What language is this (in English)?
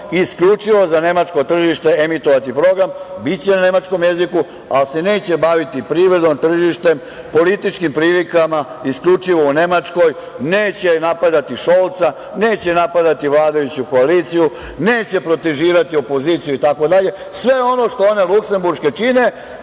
Serbian